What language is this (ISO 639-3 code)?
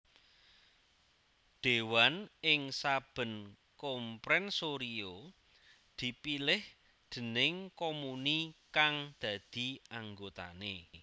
jav